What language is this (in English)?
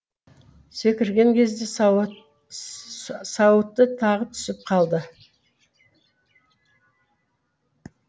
Kazakh